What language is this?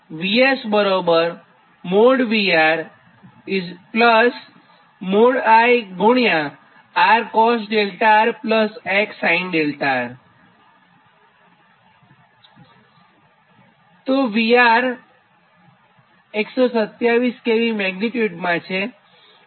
Gujarati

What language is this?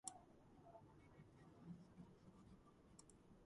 Georgian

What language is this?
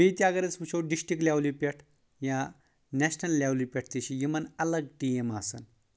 Kashmiri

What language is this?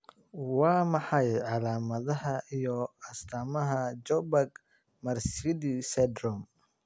Somali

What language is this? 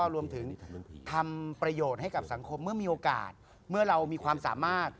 Thai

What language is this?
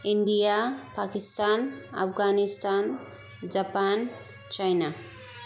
Bodo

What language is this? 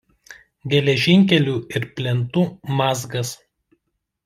Lithuanian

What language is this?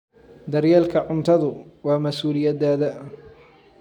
Somali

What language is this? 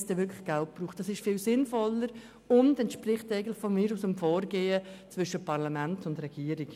Swiss German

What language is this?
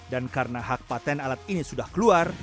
Indonesian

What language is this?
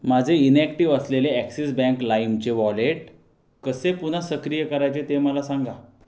Marathi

